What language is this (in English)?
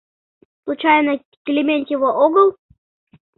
Mari